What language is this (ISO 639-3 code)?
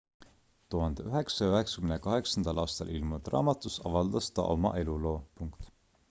est